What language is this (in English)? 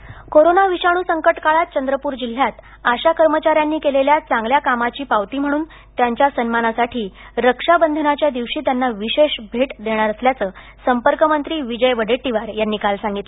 Marathi